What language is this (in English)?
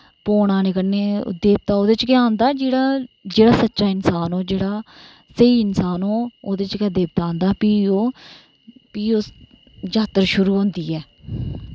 Dogri